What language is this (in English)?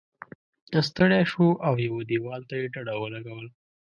Pashto